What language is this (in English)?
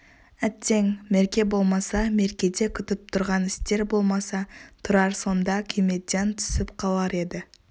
Kazakh